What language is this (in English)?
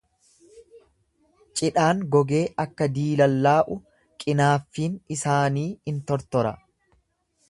Oromo